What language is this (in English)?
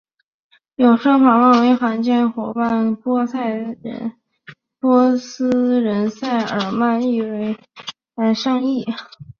Chinese